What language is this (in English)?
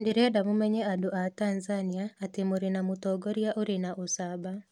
Kikuyu